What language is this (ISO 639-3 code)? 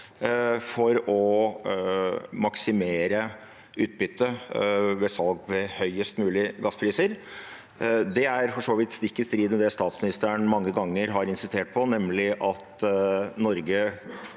nor